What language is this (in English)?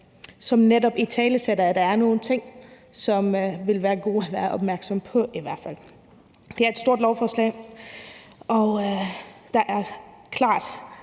Danish